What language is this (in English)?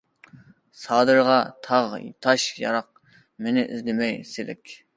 Uyghur